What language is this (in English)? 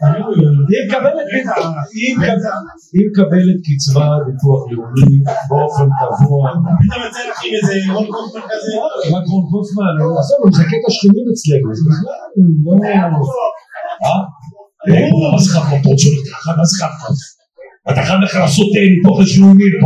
Hebrew